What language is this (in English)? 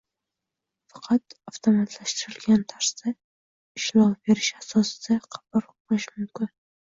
Uzbek